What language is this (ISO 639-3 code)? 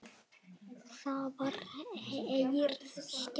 isl